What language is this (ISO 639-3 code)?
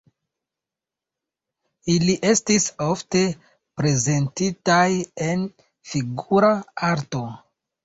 epo